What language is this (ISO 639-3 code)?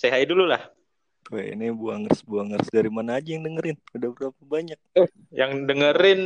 ind